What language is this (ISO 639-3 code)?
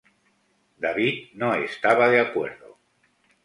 spa